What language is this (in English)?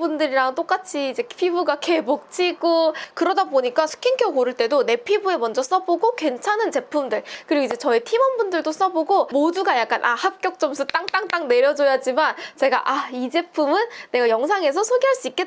Korean